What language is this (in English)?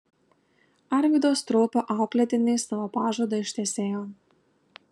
Lithuanian